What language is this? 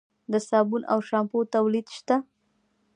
Pashto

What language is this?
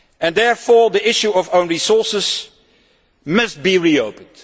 English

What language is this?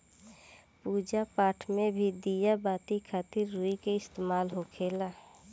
Bhojpuri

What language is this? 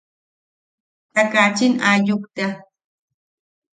Yaqui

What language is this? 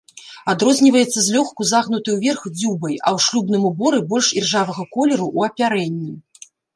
Belarusian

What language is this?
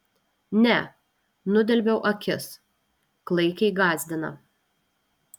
Lithuanian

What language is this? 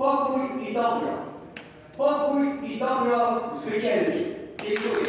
Polish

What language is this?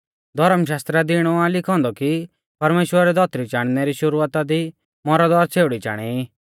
Mahasu Pahari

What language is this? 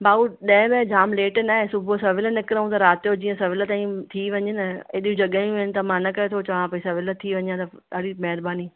Sindhi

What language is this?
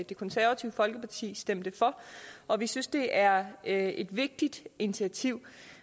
Danish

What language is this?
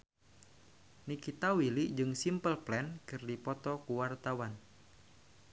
Sundanese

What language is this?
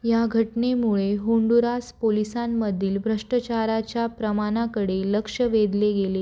Marathi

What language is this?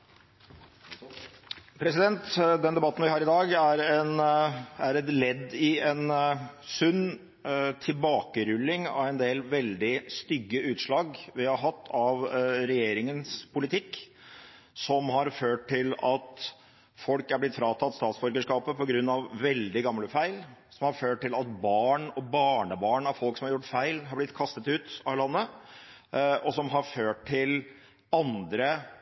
Norwegian Bokmål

